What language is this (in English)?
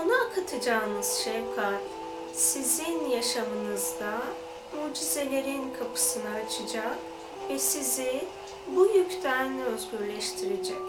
Turkish